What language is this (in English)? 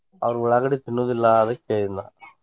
Kannada